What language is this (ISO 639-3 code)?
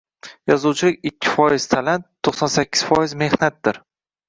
uzb